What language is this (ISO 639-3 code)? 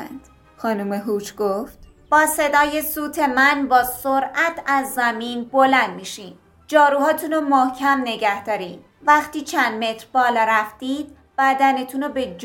fas